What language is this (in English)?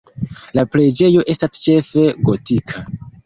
Esperanto